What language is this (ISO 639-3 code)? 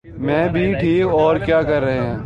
urd